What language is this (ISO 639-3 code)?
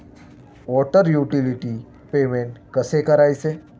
mar